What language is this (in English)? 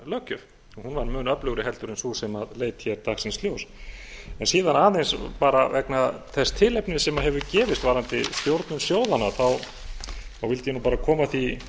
Icelandic